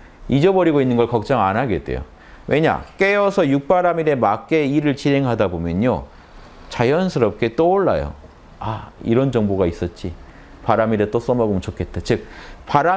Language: Korean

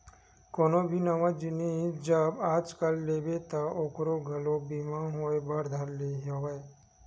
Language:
Chhattisgarhi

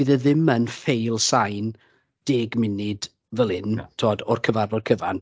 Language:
Welsh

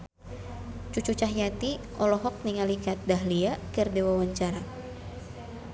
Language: Sundanese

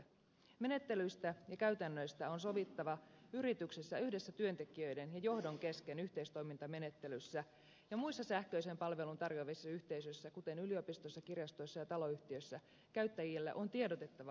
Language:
Finnish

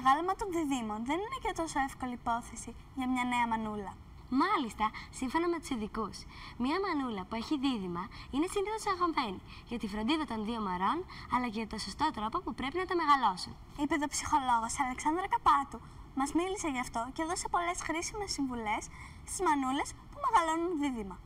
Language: Greek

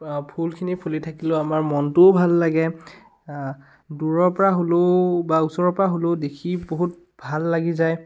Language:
Assamese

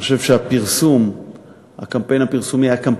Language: Hebrew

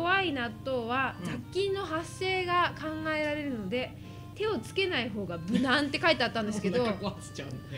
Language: Japanese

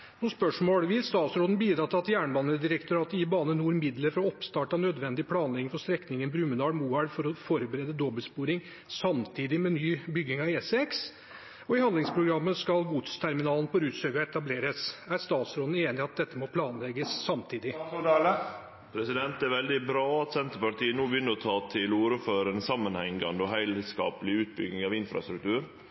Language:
Norwegian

